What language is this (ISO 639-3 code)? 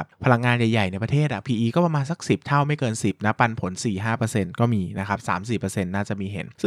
tha